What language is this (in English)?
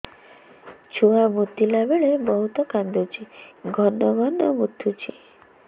Odia